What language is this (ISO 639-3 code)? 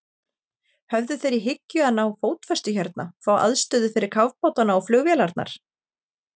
isl